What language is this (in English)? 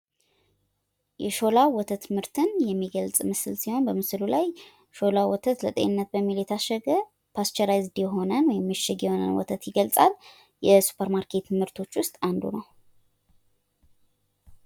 Amharic